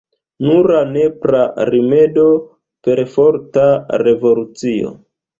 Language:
Esperanto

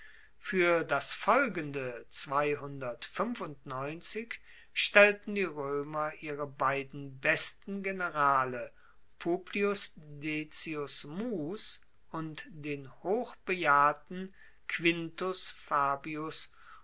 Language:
German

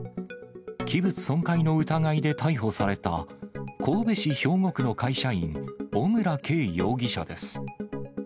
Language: Japanese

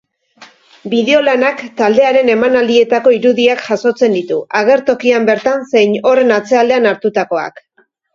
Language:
Basque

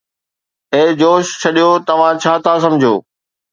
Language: Sindhi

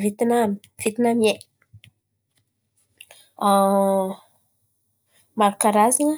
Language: Antankarana Malagasy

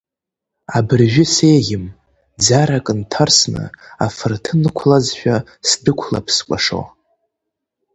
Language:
Abkhazian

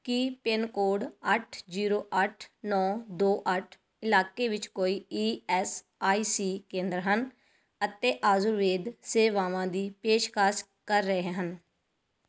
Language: Punjabi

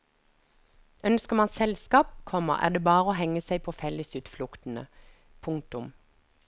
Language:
Norwegian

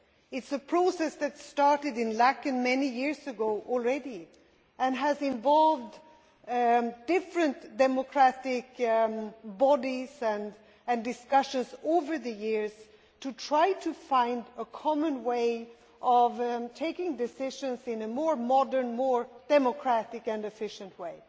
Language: English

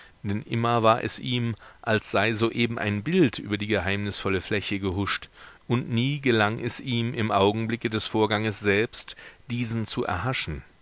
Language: German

